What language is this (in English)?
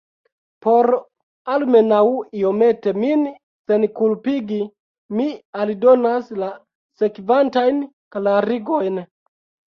Esperanto